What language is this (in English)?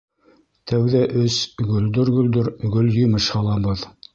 Bashkir